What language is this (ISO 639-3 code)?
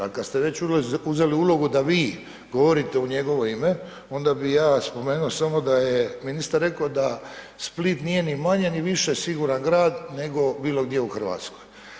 hrv